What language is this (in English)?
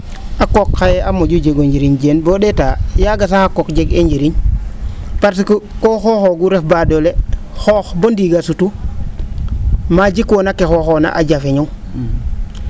Serer